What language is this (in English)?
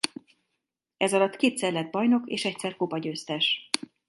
Hungarian